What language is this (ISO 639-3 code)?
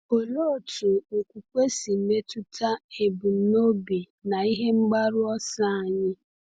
ibo